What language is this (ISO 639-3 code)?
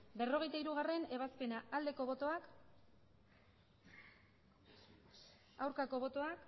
eus